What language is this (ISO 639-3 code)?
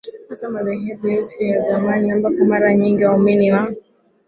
swa